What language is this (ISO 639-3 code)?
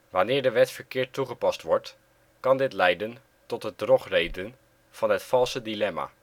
nld